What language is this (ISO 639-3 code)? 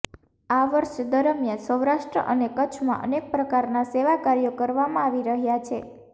guj